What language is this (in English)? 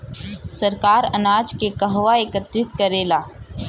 Bhojpuri